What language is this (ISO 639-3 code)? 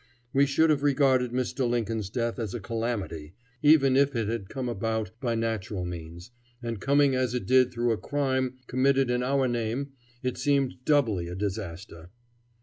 eng